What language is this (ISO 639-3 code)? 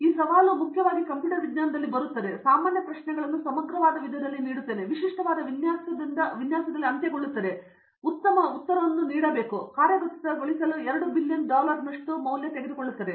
kan